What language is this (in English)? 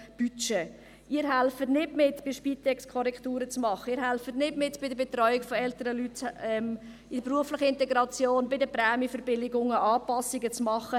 Swiss German